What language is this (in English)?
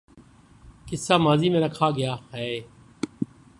Urdu